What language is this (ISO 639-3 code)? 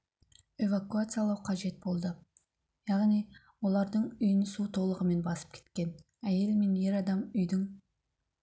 kaz